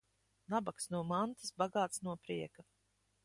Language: Latvian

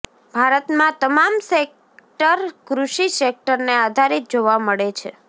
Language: Gujarati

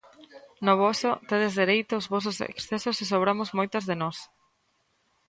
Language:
Galician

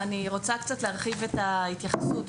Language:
Hebrew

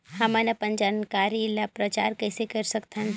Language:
Chhattisgarhi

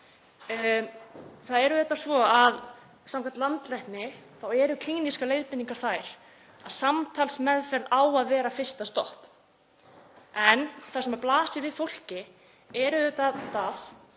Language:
Icelandic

